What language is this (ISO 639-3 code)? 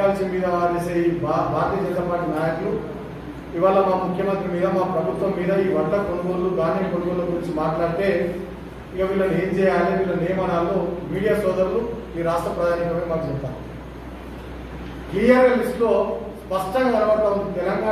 hin